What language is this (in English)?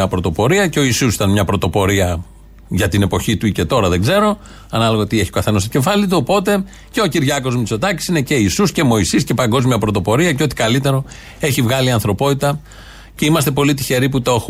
Greek